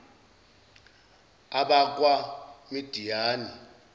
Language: Zulu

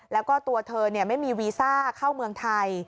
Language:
Thai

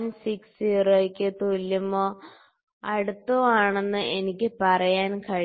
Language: Malayalam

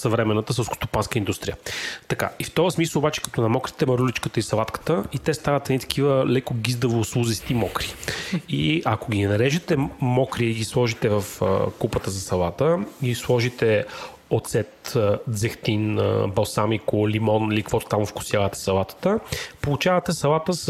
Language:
Bulgarian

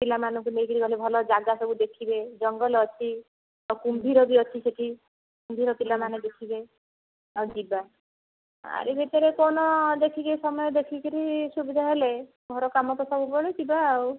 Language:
Odia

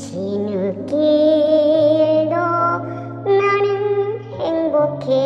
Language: Korean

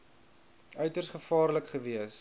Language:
Afrikaans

